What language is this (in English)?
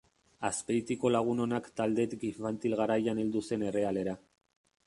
Basque